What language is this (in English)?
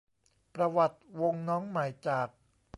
Thai